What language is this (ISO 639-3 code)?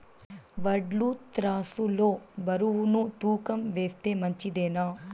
tel